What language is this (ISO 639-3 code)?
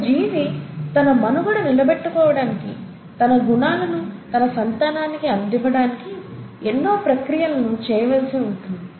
tel